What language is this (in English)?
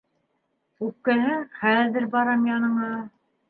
Bashkir